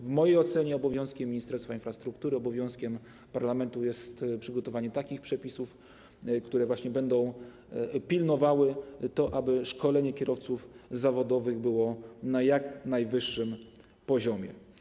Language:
Polish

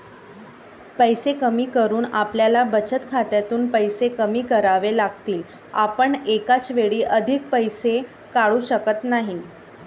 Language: Marathi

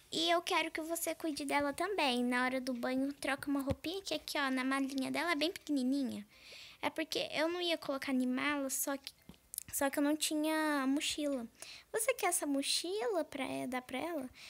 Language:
Portuguese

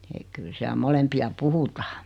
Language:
Finnish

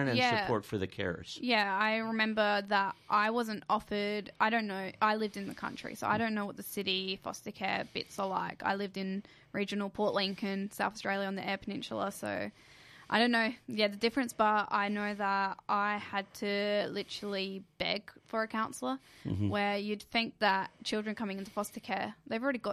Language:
English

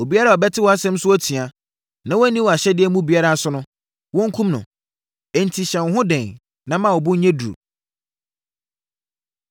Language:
Akan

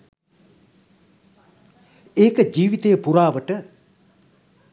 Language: Sinhala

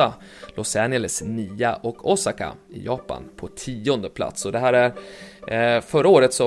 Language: Swedish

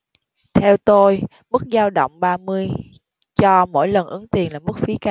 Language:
Vietnamese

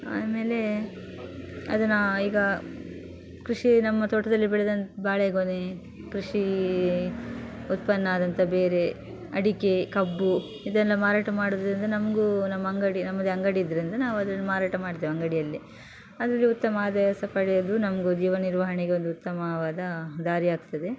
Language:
Kannada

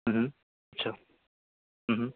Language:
Marathi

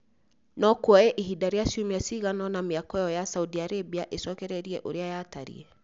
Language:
Kikuyu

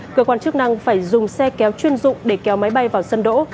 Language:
Vietnamese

